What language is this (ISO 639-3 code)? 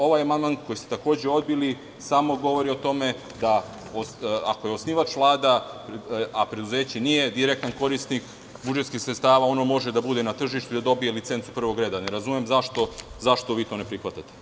srp